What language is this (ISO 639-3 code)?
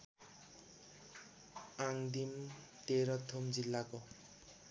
nep